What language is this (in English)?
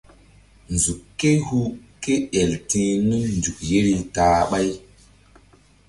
Mbum